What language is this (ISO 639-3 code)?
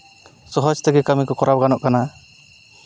sat